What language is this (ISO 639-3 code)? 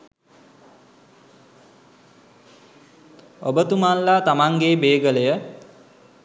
sin